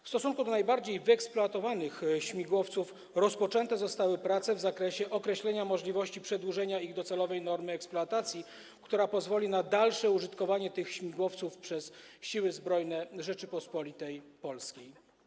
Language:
Polish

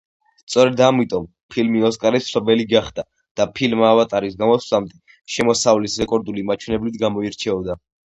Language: Georgian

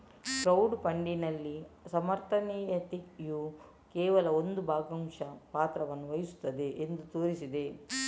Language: Kannada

